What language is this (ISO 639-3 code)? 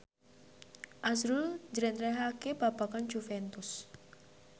jav